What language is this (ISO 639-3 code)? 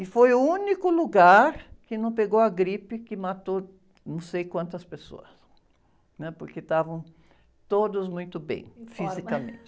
por